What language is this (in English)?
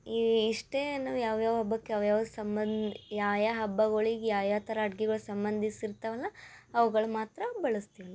Kannada